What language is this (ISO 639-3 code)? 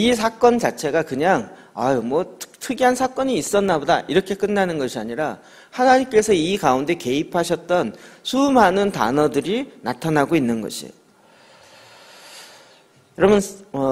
kor